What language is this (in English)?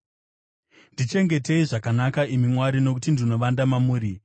Shona